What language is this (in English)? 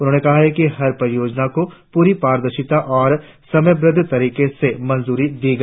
Hindi